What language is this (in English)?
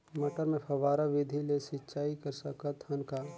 Chhattisgarhi